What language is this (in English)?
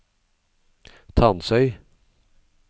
Norwegian